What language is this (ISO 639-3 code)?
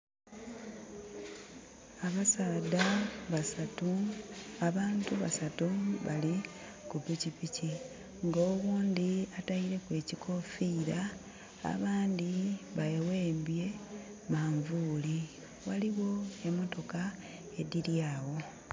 xog